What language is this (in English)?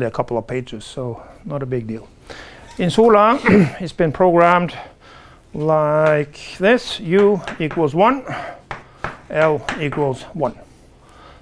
English